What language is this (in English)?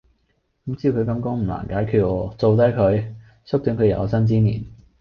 Cantonese